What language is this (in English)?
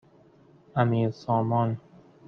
Persian